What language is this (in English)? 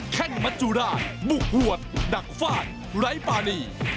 Thai